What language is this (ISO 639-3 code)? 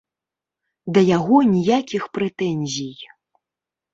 bel